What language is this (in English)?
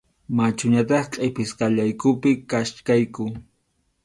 Arequipa-La Unión Quechua